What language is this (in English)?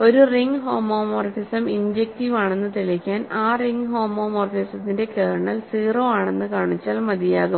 Malayalam